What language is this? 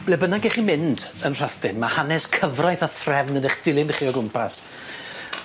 Welsh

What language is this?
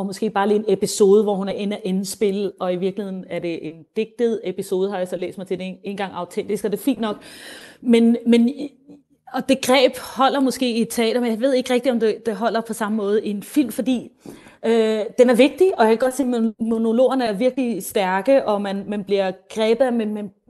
Danish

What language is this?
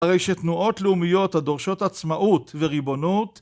Hebrew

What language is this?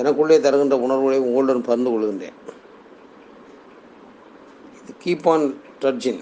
Tamil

